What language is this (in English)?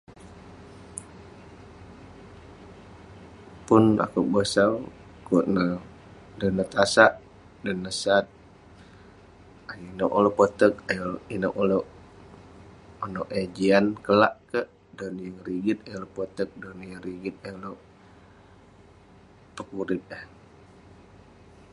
Western Penan